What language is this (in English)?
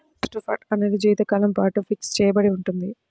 Telugu